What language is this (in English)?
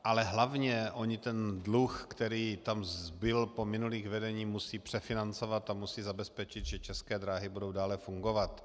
Czech